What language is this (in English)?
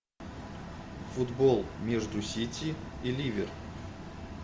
Russian